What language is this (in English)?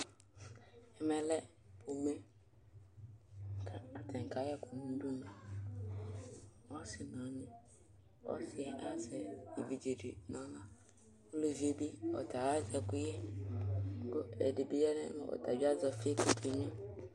Ikposo